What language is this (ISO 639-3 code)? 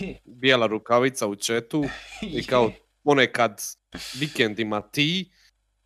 hrv